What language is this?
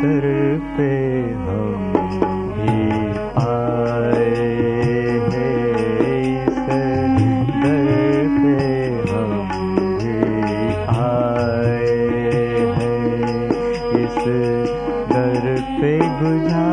Hindi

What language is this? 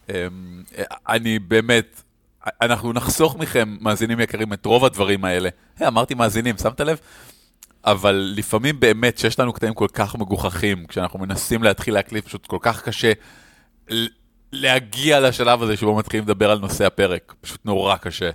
Hebrew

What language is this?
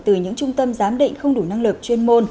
Vietnamese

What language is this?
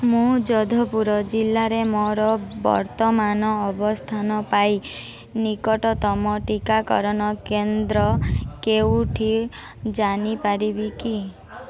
Odia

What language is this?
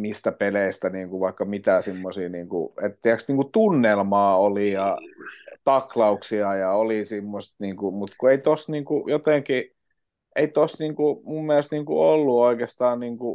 Finnish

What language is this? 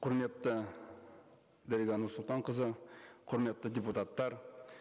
Kazakh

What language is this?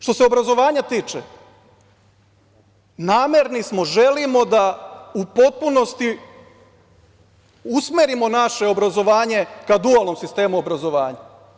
Serbian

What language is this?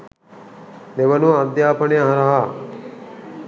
Sinhala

